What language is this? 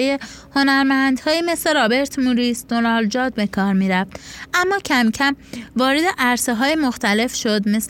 Persian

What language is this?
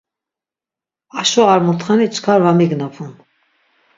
Laz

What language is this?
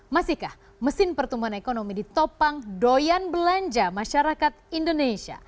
Indonesian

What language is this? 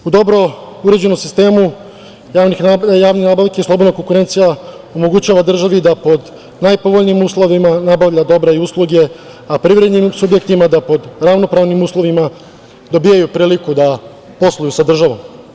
Serbian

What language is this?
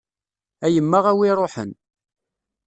Kabyle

